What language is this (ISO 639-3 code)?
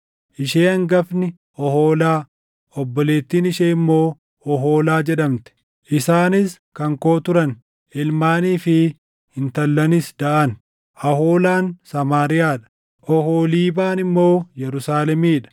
orm